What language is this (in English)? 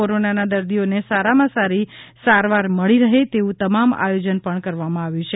Gujarati